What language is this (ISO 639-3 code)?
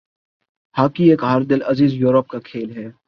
urd